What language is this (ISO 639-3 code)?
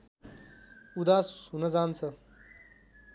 nep